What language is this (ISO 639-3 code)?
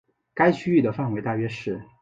zho